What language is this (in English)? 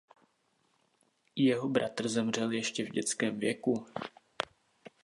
Czech